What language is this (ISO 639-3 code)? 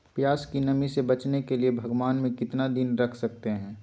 mag